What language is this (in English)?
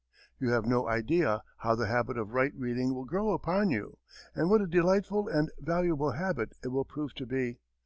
English